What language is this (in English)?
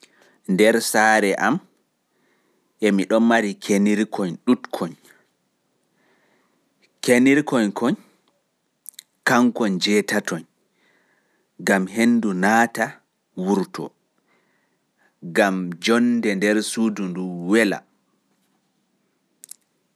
Pular